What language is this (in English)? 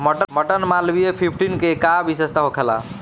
Bhojpuri